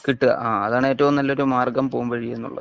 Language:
Malayalam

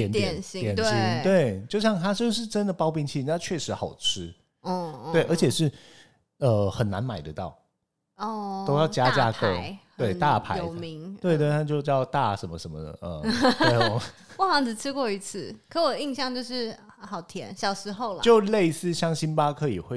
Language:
Chinese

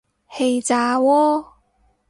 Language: Cantonese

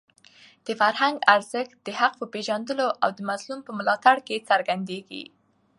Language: Pashto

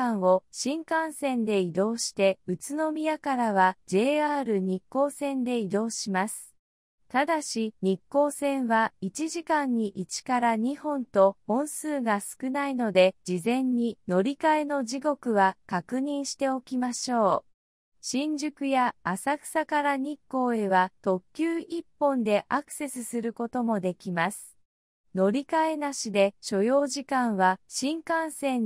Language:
Japanese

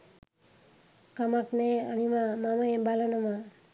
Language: Sinhala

